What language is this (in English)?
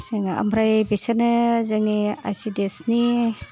Bodo